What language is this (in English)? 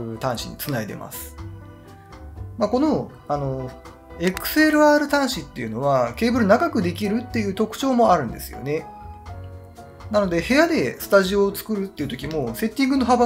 Japanese